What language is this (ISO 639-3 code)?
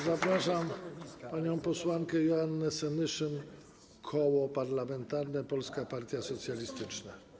pol